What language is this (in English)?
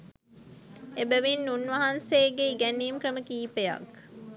Sinhala